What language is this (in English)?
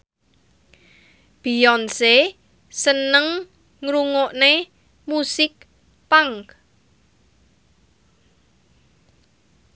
Javanese